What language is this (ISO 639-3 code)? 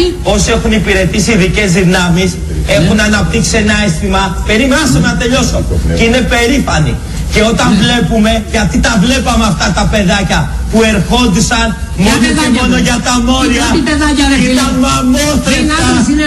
ell